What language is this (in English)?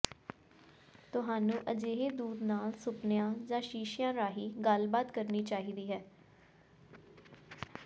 Punjabi